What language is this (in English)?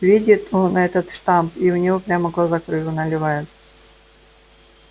Russian